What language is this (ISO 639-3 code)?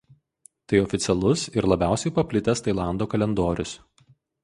lit